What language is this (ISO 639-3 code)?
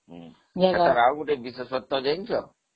ori